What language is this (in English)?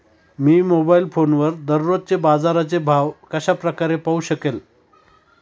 Marathi